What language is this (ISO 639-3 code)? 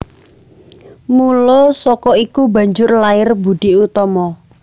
jav